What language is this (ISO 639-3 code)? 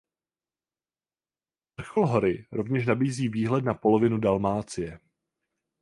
ces